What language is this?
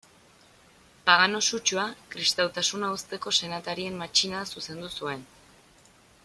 Basque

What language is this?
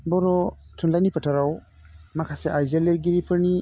Bodo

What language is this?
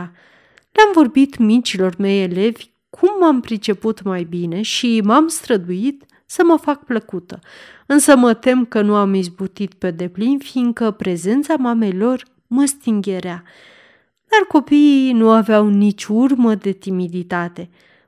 Romanian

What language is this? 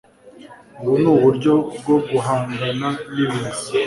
Kinyarwanda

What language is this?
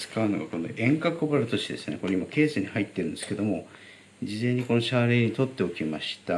Japanese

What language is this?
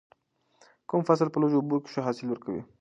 Pashto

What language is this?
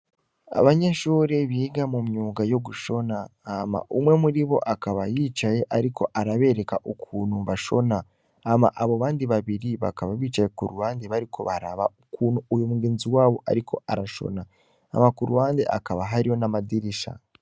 Rundi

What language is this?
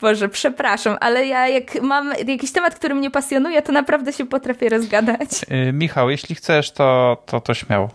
Polish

